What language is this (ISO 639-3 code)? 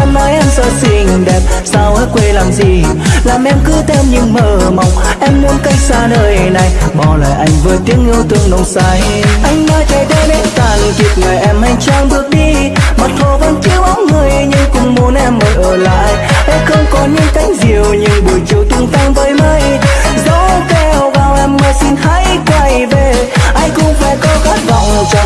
vie